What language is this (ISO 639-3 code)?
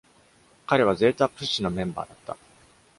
jpn